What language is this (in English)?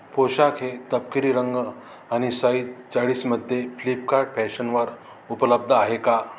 Marathi